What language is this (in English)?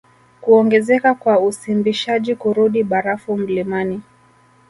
Swahili